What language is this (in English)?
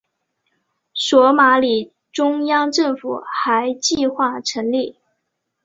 Chinese